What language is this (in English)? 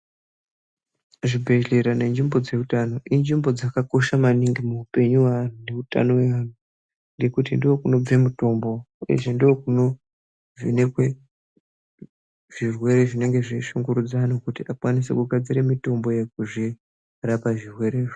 Ndau